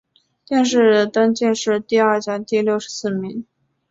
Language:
Chinese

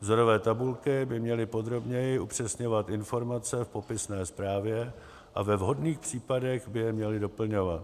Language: Czech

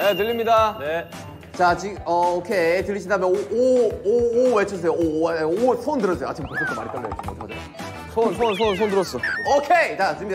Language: Korean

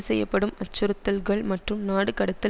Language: Tamil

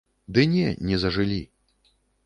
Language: Belarusian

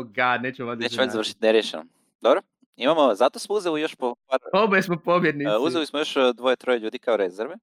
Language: Croatian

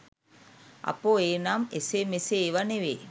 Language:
Sinhala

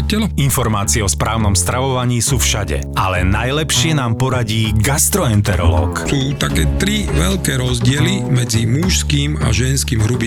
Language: Slovak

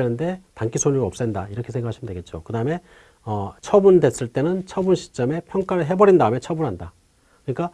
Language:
Korean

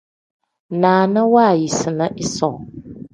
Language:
Tem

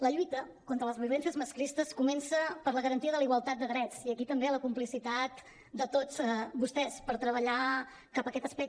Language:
Catalan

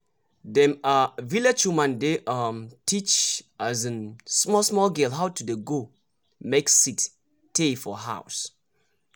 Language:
Nigerian Pidgin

